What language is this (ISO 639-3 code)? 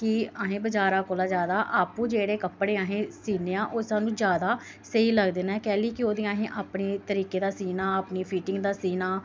doi